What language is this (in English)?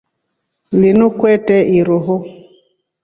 Rombo